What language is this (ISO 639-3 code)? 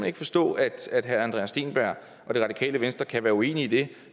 dan